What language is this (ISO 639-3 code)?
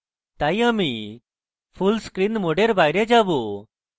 ben